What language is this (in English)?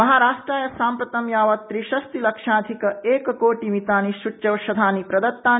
Sanskrit